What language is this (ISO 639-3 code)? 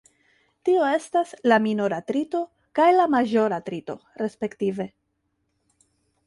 epo